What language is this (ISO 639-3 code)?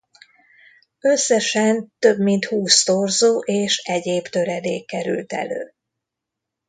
hun